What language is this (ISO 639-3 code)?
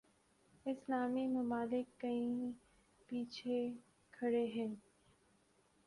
urd